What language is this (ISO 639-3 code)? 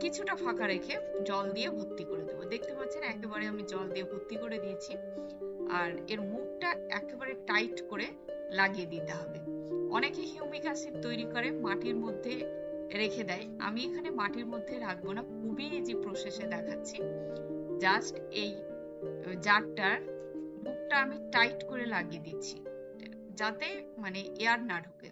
ben